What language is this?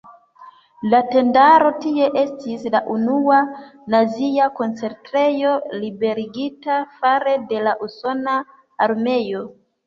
Esperanto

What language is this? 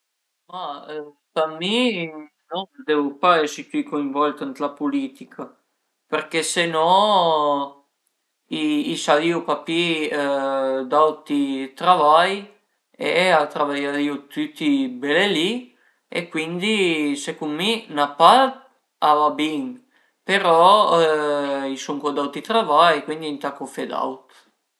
Piedmontese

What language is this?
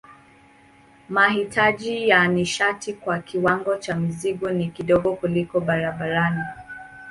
Swahili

